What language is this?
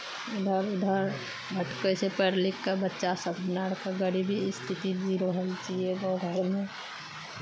Maithili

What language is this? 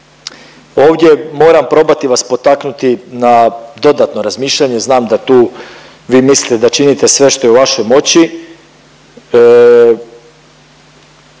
Croatian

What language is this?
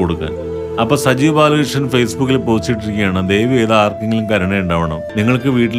Malayalam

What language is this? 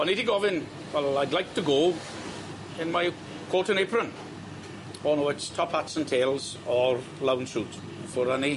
Welsh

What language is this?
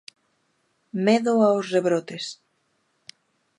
Galician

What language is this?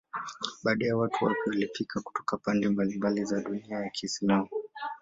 Swahili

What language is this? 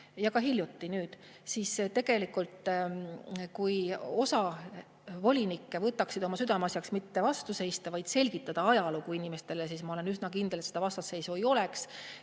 Estonian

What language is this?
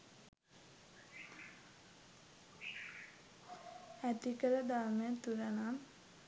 Sinhala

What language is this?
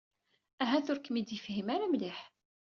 Kabyle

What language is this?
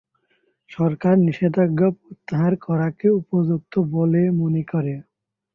Bangla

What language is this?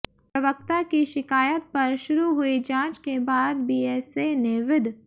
Hindi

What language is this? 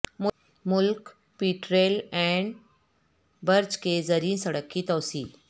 Urdu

